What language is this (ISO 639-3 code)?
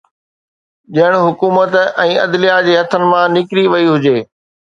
snd